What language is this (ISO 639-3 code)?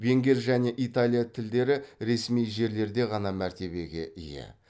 kaz